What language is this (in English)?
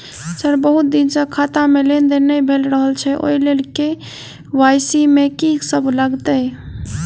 Maithili